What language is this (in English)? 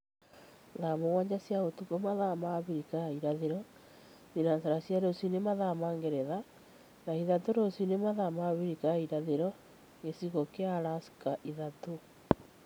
Kikuyu